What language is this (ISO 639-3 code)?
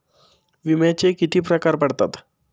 mar